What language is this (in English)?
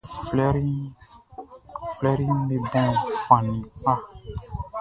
Baoulé